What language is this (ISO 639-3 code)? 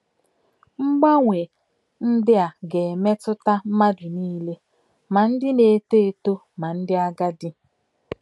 ibo